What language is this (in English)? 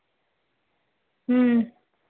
Punjabi